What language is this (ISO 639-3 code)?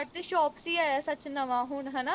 pan